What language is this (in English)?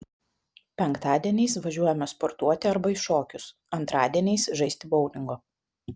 Lithuanian